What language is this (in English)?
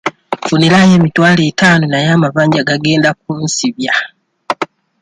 Ganda